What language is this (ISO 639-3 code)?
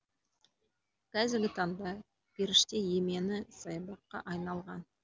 kaz